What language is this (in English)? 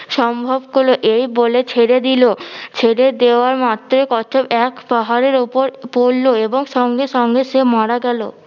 Bangla